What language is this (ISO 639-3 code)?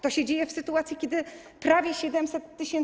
pol